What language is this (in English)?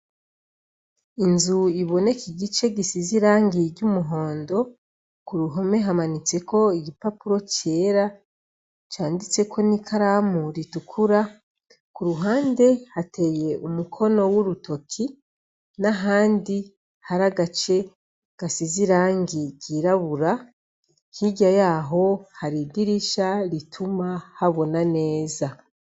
Rundi